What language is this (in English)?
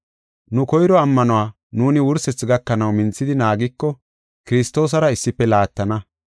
Gofa